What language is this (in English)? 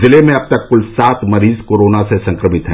Hindi